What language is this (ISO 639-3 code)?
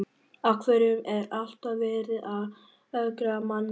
isl